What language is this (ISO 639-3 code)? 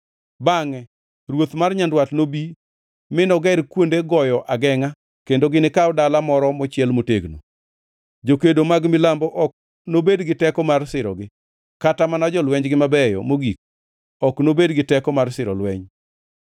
luo